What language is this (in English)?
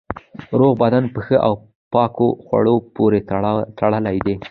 Pashto